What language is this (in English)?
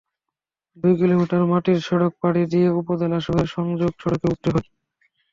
Bangla